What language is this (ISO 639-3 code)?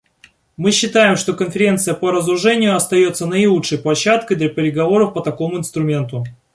rus